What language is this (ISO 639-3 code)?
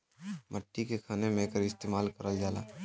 bho